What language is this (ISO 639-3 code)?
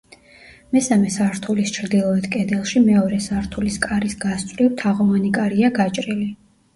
kat